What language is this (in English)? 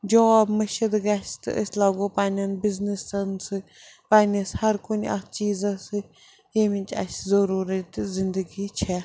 Kashmiri